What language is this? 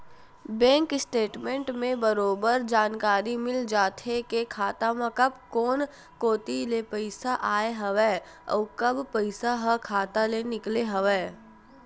Chhattisgarhi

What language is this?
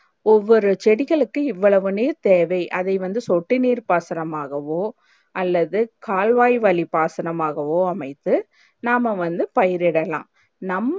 Tamil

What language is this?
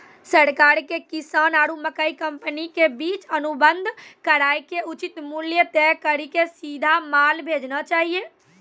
Maithili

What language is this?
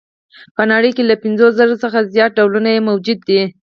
Pashto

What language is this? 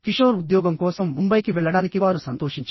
Telugu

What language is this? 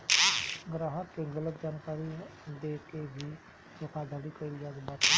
Bhojpuri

